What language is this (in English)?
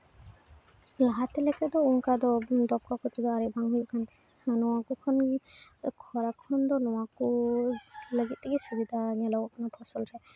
Santali